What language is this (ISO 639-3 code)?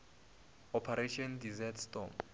nso